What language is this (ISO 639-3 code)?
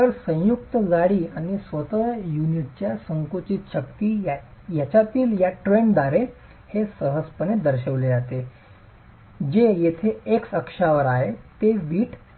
mar